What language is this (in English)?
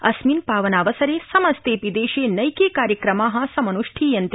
Sanskrit